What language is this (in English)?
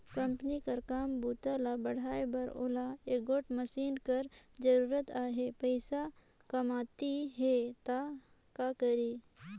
Chhattisgarhi